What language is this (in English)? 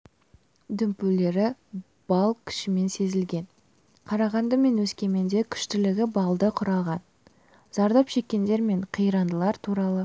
Kazakh